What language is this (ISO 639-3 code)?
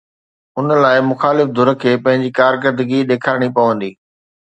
snd